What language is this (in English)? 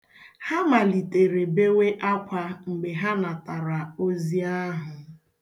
Igbo